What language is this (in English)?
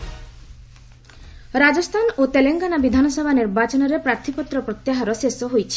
Odia